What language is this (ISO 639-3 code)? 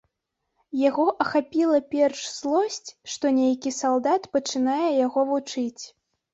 bel